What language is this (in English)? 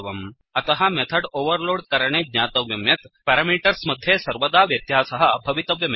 Sanskrit